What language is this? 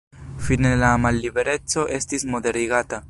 Esperanto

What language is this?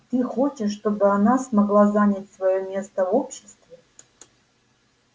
Russian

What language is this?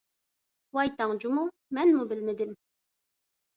Uyghur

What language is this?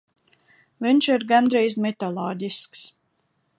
Latvian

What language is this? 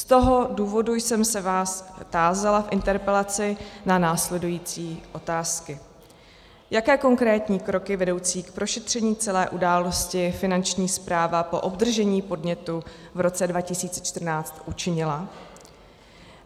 Czech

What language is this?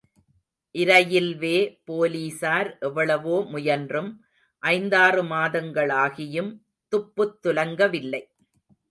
Tamil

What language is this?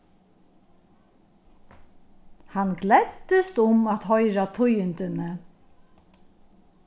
Faroese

